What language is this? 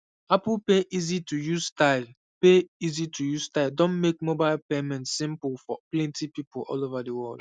Nigerian Pidgin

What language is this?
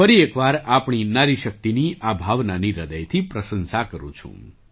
Gujarati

